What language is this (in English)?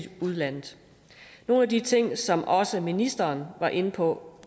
Danish